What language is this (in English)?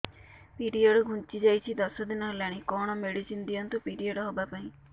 Odia